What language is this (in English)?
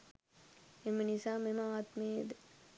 Sinhala